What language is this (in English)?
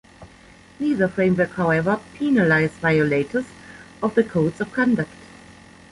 English